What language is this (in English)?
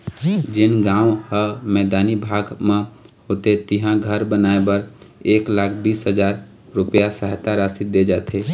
Chhattisgarhi